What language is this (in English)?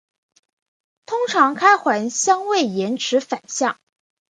Chinese